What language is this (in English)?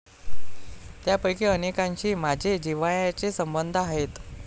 Marathi